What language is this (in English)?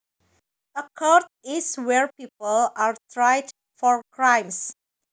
Javanese